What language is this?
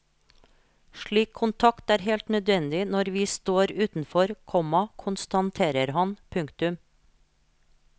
Norwegian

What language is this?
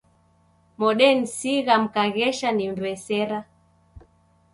Taita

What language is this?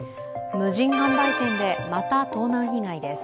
Japanese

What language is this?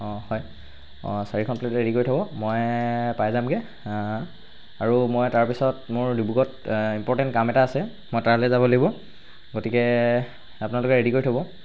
Assamese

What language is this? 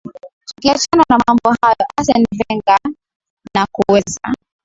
Swahili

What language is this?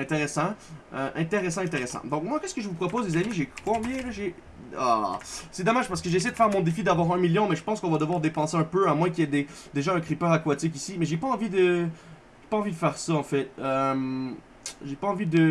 French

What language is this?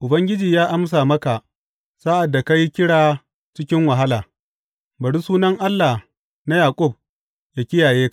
Hausa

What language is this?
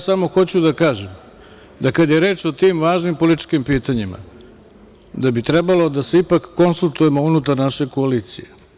Serbian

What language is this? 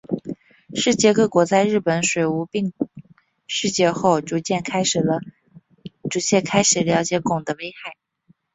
Chinese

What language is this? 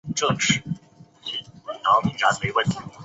Chinese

